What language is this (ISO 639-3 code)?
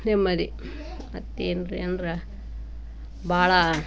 kan